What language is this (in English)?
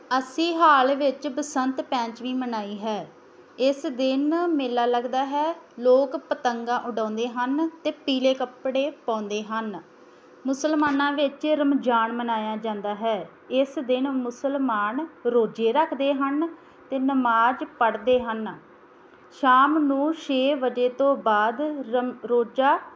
Punjabi